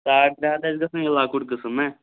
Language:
Kashmiri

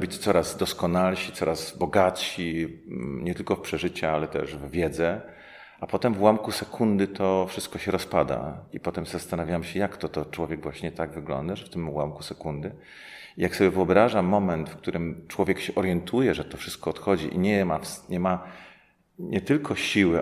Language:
Polish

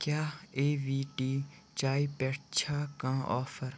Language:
Kashmiri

